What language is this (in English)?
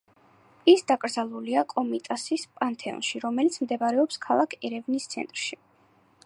Georgian